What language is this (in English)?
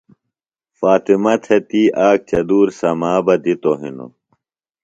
Phalura